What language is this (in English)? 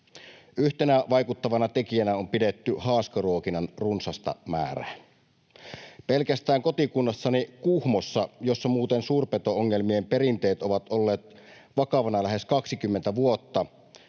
Finnish